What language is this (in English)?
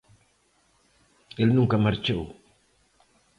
Galician